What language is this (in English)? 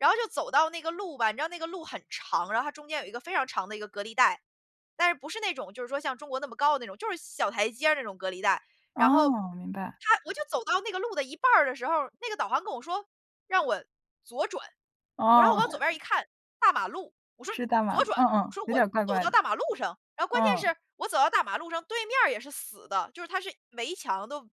Chinese